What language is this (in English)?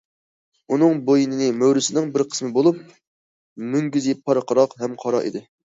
Uyghur